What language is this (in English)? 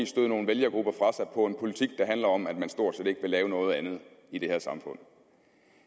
Danish